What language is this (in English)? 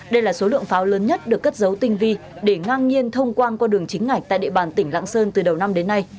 Vietnamese